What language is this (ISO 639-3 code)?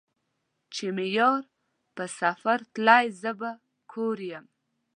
pus